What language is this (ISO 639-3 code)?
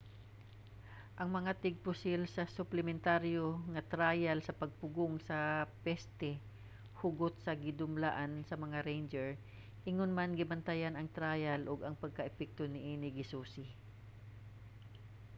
ceb